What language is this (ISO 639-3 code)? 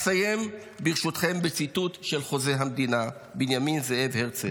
heb